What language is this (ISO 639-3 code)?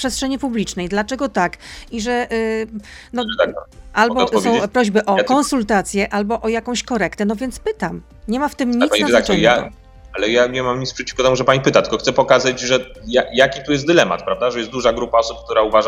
pol